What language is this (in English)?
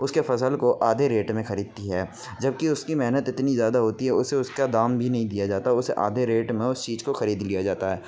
Urdu